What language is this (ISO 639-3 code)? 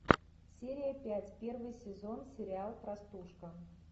rus